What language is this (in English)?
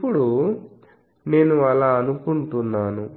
Telugu